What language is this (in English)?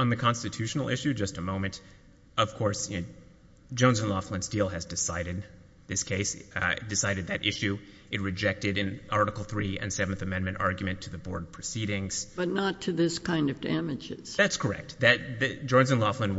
English